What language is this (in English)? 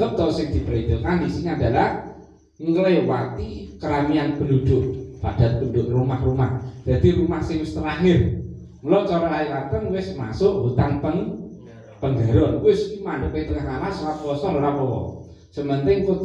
Indonesian